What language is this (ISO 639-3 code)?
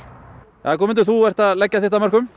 isl